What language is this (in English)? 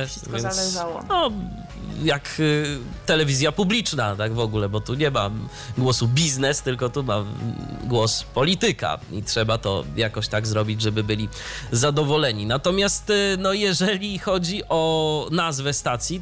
Polish